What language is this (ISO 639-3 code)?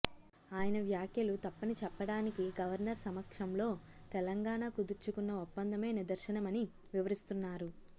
tel